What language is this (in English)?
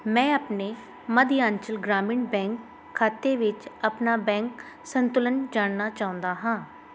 Punjabi